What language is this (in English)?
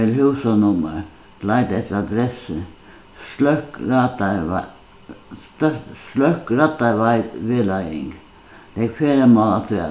Faroese